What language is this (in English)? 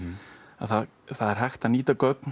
Icelandic